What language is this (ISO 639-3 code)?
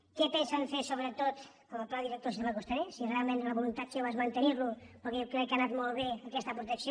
cat